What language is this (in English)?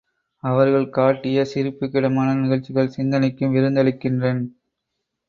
Tamil